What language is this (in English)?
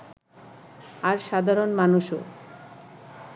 Bangla